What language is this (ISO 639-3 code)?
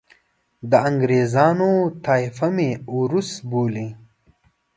pus